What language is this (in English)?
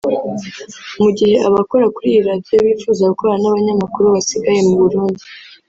Kinyarwanda